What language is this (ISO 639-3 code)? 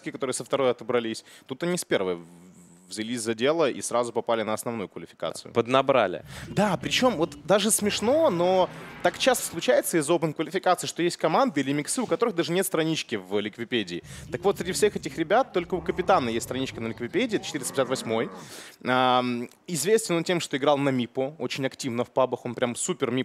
rus